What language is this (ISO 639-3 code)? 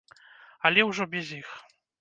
bel